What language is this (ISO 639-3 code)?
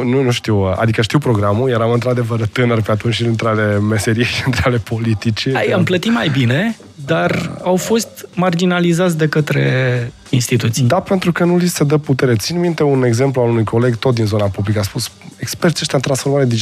ron